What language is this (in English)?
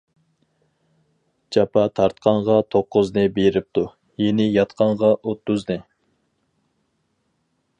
Uyghur